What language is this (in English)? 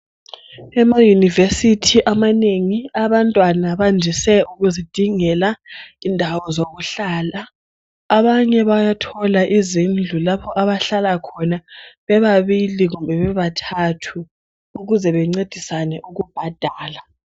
North Ndebele